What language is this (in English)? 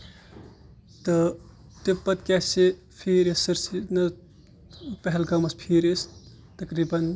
Kashmiri